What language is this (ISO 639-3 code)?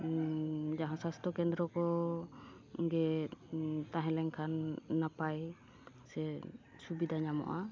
sat